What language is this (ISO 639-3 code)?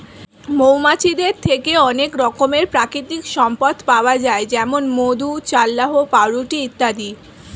ben